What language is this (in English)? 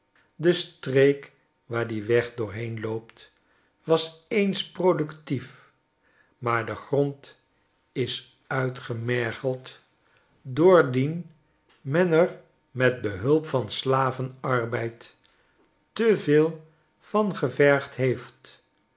Dutch